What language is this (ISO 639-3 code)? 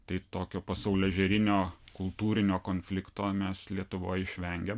lit